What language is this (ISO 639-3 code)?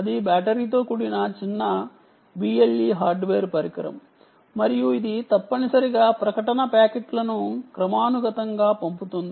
tel